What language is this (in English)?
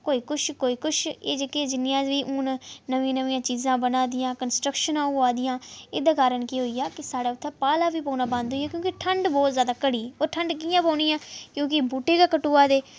Dogri